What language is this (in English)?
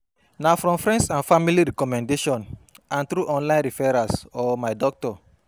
Nigerian Pidgin